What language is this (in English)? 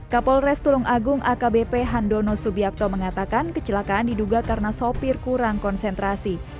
Indonesian